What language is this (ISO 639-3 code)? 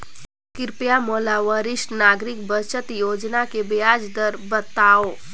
hne